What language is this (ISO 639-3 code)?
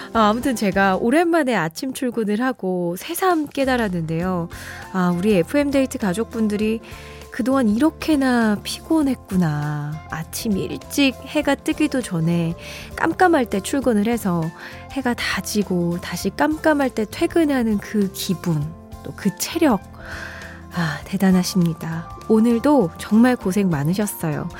kor